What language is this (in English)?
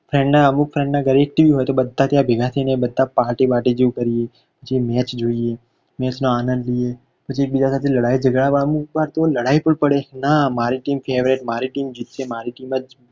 Gujarati